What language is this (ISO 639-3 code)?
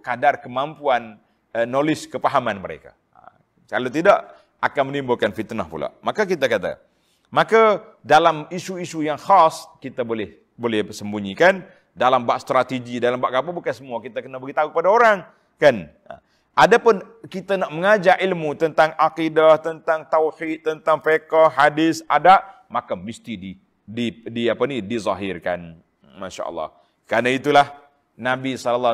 msa